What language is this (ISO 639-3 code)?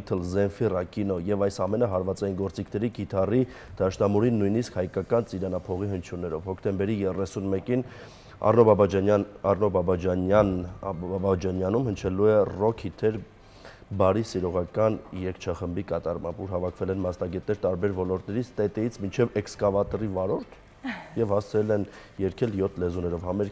ron